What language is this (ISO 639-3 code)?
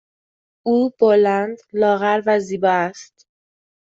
fas